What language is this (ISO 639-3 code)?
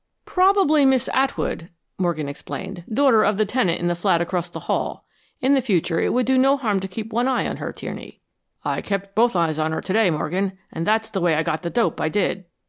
eng